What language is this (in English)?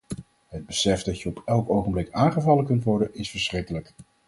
Dutch